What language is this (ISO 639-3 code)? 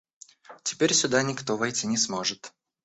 rus